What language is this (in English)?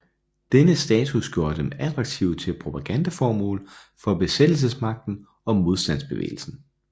Danish